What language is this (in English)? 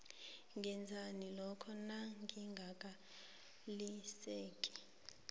South Ndebele